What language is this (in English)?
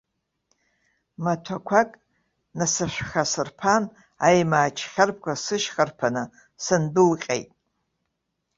Abkhazian